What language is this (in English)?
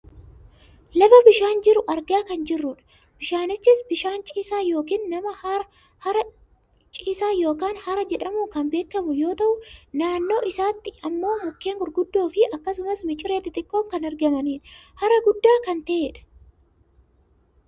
Oromo